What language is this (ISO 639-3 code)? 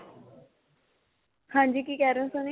pan